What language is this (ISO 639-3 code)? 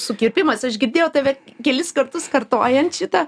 lit